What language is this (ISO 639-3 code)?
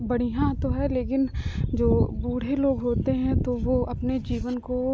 hin